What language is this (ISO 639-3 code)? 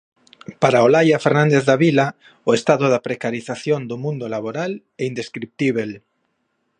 glg